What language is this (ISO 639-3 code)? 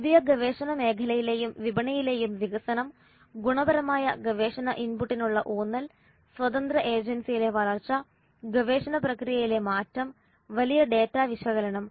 mal